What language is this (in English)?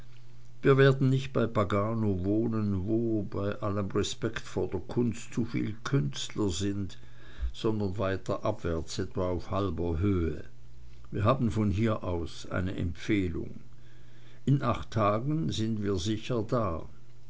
German